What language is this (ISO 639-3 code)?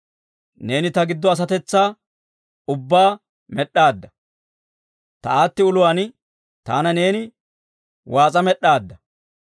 dwr